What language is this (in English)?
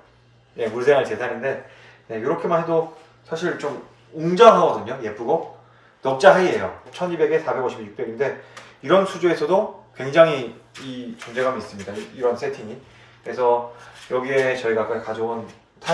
Korean